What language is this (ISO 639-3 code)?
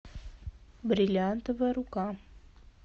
rus